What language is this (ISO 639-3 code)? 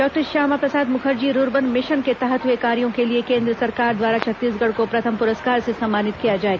hin